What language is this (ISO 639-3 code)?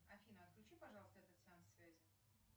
rus